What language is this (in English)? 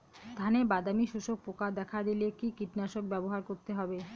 Bangla